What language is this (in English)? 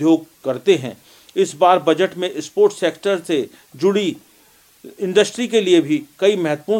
Hindi